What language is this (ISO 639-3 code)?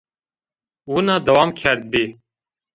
zza